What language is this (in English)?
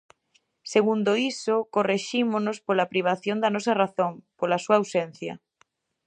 Galician